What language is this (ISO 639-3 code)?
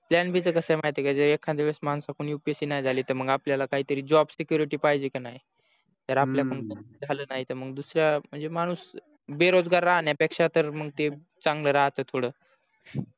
mar